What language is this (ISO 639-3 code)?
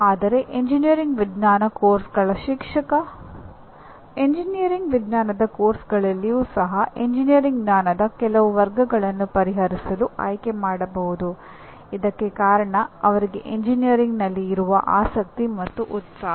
kan